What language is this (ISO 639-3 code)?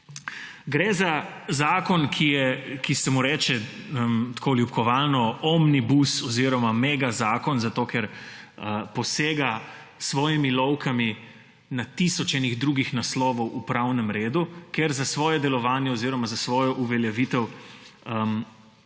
slv